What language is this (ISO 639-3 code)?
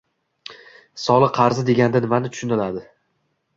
uzb